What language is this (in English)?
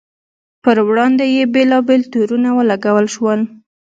Pashto